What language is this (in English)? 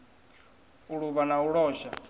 Venda